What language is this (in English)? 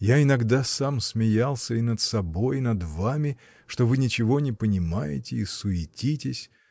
Russian